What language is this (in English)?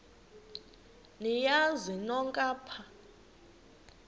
Xhosa